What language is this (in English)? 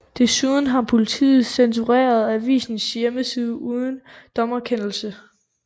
Danish